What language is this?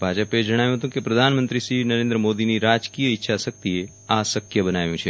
Gujarati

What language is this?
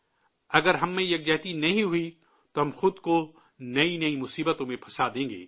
Urdu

